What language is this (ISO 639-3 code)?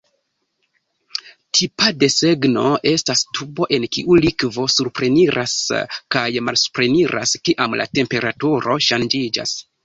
epo